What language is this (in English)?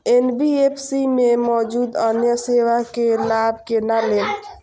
Maithili